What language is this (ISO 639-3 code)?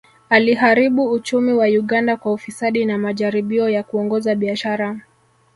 swa